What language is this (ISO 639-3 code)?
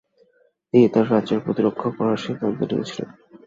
ben